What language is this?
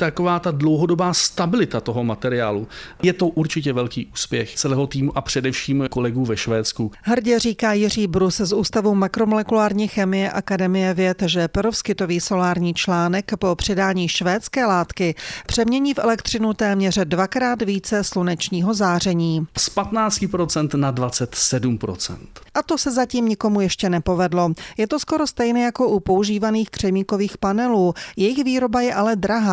Czech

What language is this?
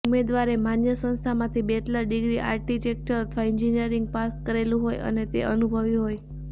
Gujarati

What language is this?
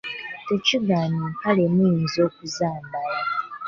Ganda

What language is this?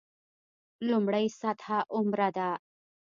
Pashto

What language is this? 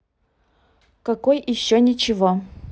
Russian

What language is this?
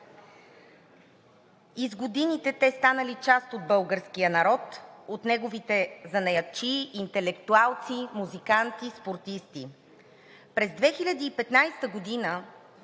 Bulgarian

